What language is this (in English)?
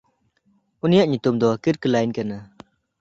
Santali